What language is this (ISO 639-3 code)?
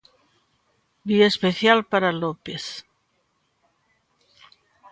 glg